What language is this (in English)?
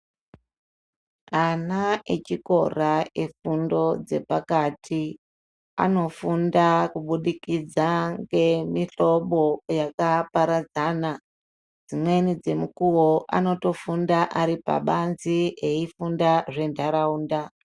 Ndau